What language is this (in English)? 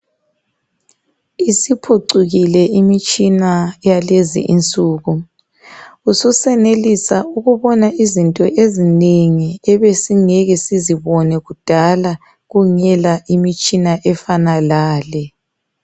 North Ndebele